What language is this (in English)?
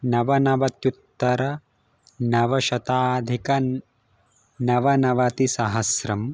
Sanskrit